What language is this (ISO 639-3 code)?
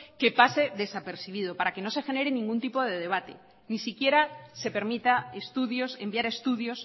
spa